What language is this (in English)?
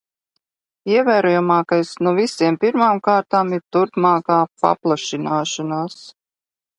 Latvian